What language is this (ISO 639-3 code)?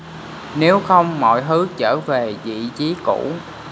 vie